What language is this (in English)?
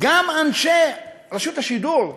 Hebrew